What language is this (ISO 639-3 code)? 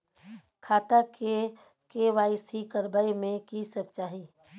mai